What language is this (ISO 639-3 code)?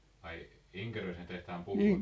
fin